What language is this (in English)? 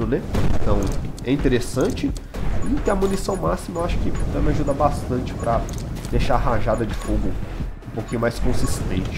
Portuguese